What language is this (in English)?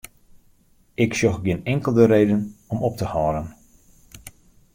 Western Frisian